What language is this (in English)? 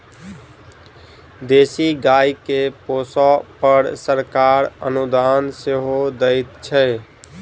Maithili